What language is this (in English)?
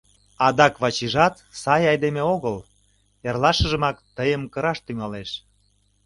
Mari